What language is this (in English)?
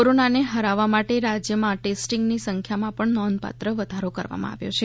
Gujarati